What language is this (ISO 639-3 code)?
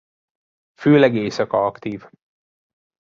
hun